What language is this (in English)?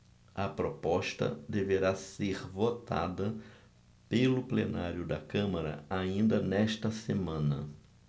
Portuguese